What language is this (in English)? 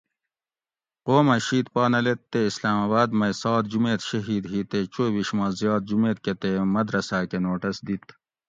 Gawri